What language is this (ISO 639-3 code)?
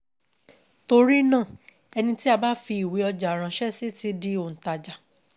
yor